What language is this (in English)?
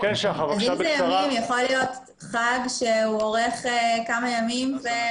Hebrew